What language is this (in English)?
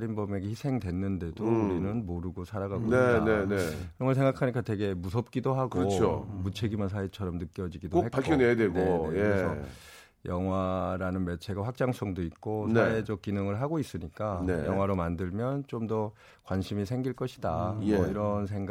Korean